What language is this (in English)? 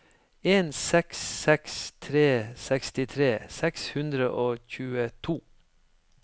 Norwegian